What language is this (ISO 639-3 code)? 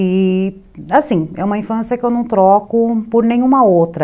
por